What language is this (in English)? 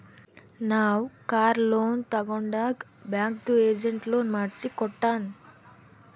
Kannada